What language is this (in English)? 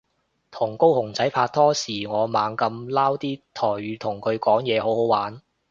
Cantonese